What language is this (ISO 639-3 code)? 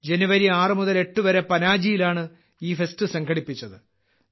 mal